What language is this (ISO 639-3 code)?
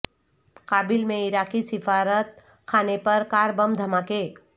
urd